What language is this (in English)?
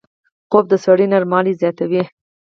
Pashto